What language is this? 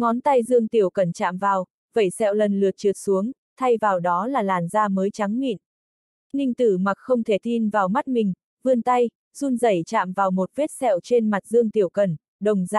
Vietnamese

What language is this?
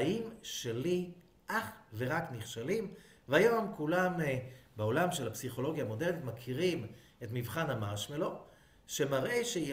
Hebrew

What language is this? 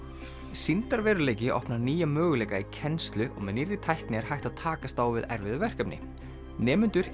Icelandic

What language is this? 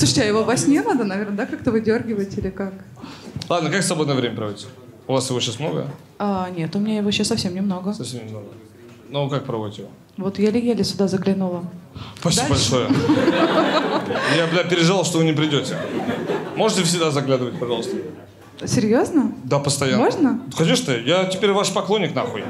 Russian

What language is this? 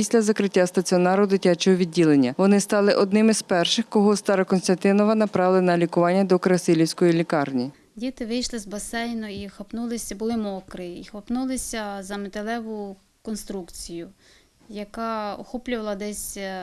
Ukrainian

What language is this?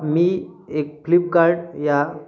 Marathi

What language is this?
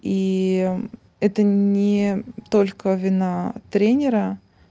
Russian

